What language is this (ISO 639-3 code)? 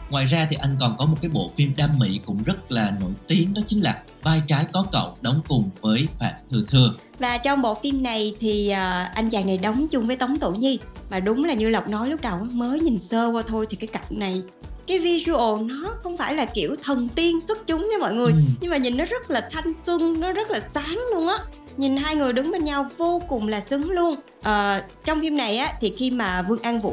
vie